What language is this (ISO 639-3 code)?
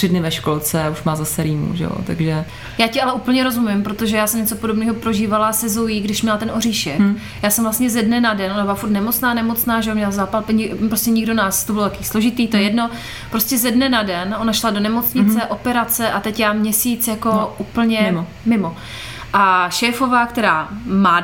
ces